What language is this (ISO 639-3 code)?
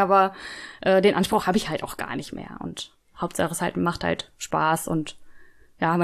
deu